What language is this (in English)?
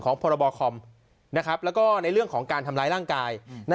Thai